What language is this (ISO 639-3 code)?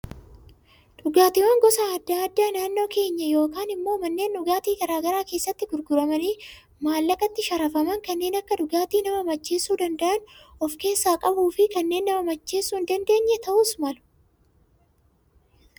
orm